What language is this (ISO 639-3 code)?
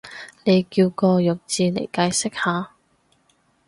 yue